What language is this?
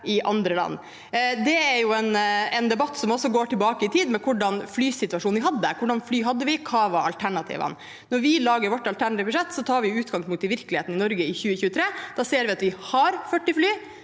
Norwegian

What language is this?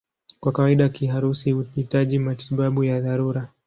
Swahili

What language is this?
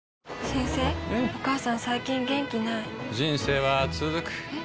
Japanese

